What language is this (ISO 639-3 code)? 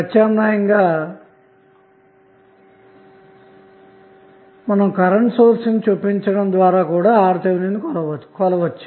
tel